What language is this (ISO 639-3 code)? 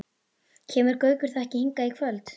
isl